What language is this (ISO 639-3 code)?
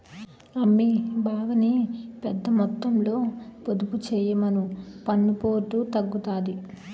tel